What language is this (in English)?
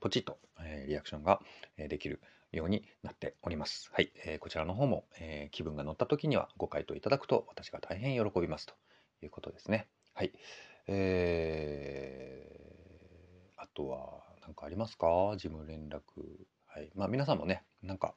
Japanese